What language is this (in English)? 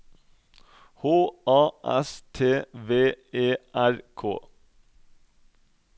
Norwegian